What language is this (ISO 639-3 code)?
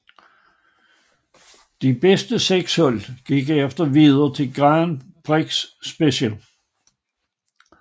dan